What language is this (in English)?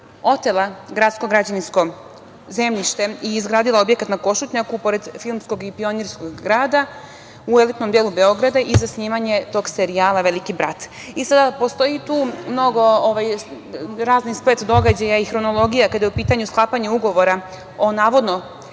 Serbian